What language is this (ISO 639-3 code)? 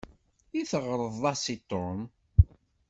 kab